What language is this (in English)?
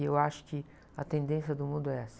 Portuguese